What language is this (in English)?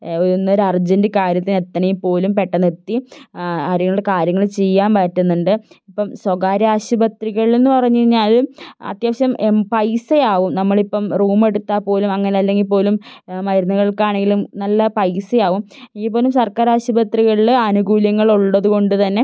Malayalam